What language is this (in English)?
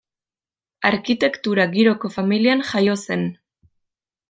Basque